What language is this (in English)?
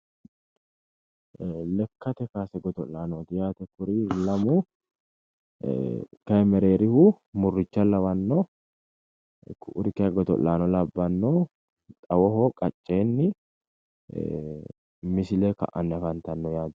Sidamo